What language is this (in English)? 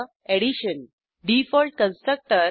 Marathi